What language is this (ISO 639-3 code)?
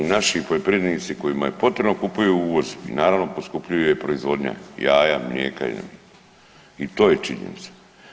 hrv